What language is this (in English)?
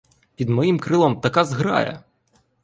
Ukrainian